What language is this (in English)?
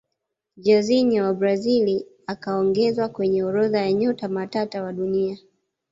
Swahili